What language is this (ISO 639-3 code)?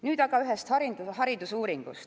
est